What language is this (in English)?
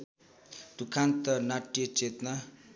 Nepali